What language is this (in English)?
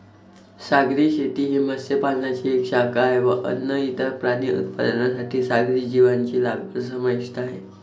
Marathi